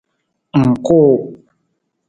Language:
Nawdm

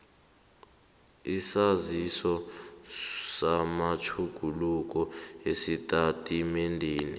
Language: South Ndebele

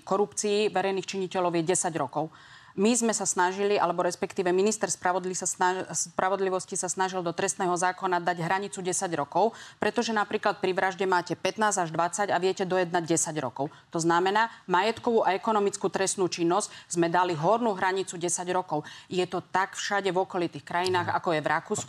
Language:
Slovak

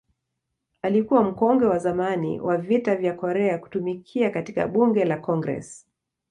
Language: Swahili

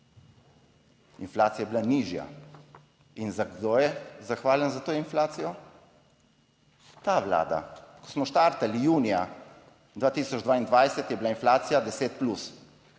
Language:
Slovenian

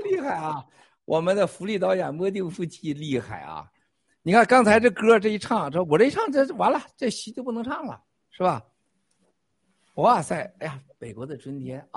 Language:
Chinese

